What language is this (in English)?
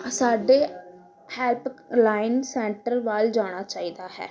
Punjabi